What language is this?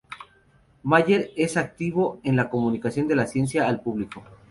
Spanish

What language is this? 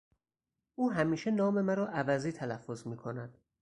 Persian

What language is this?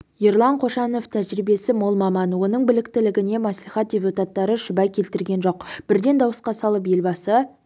Kazakh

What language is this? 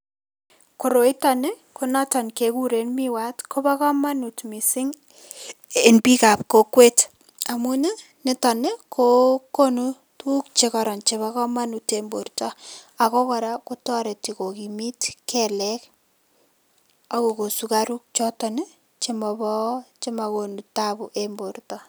Kalenjin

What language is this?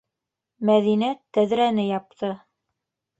Bashkir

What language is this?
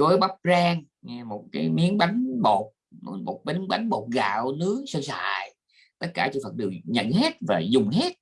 Vietnamese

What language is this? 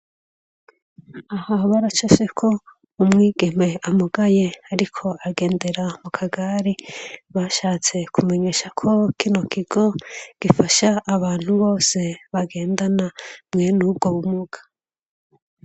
Rundi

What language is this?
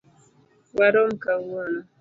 Luo (Kenya and Tanzania)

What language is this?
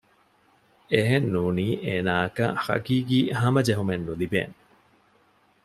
Divehi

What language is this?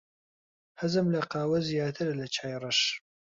Central Kurdish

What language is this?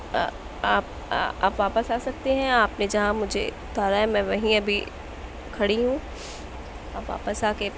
Urdu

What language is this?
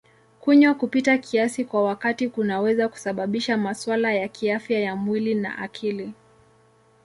Swahili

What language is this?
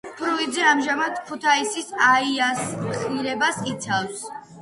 Georgian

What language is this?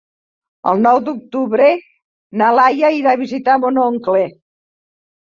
Catalan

